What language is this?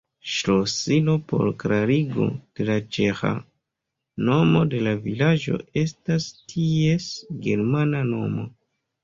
Esperanto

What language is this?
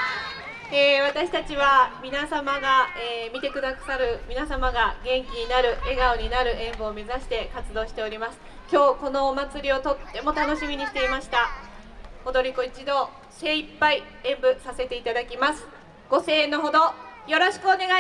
Japanese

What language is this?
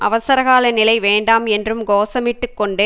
Tamil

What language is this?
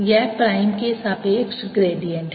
Hindi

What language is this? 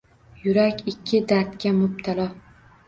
Uzbek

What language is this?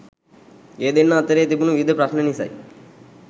Sinhala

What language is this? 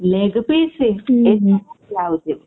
Odia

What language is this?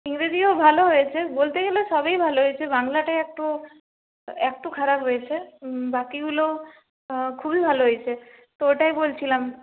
Bangla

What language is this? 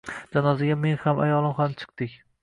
Uzbek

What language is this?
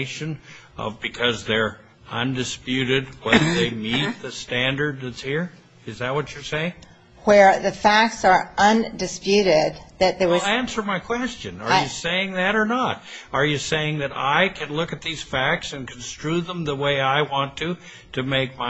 English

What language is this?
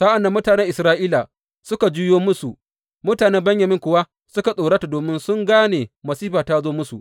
Hausa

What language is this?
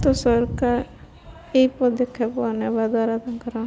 Odia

